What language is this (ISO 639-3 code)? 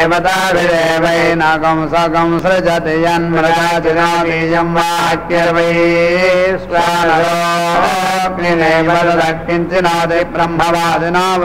hin